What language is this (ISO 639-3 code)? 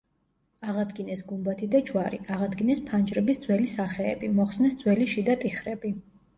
kat